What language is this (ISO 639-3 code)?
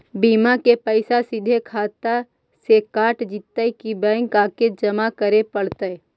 mag